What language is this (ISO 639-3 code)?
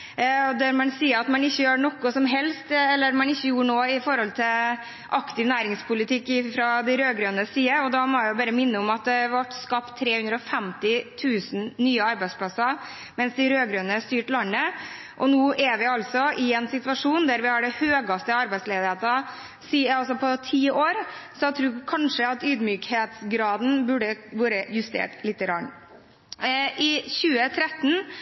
nob